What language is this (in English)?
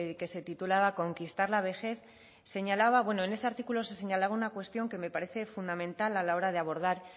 Spanish